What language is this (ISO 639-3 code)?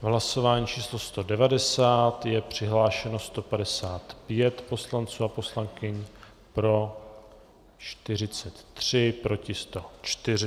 ces